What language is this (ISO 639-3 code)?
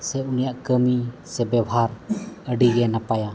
sat